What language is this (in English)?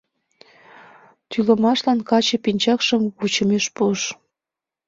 Mari